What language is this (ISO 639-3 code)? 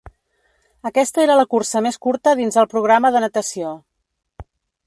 cat